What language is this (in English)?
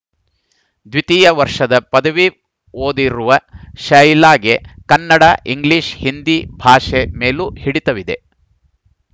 Kannada